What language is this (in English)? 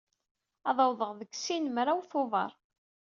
Kabyle